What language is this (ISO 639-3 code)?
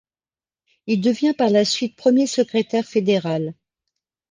fra